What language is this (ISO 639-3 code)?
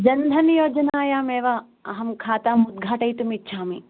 san